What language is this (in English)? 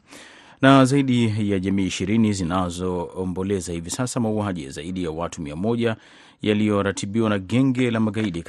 Swahili